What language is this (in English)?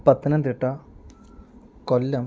Malayalam